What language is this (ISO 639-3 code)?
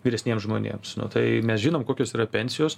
lit